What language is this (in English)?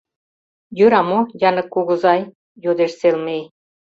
Mari